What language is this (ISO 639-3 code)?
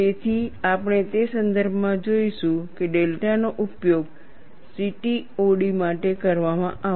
guj